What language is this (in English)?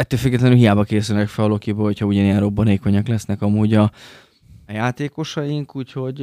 Hungarian